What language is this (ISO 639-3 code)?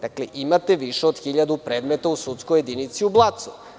srp